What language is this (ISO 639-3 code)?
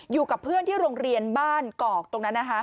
tha